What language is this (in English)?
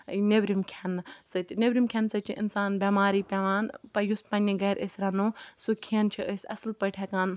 Kashmiri